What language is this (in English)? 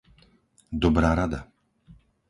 Slovak